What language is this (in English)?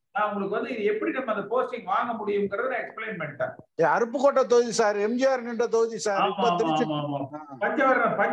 Tamil